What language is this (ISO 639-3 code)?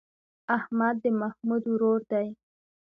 pus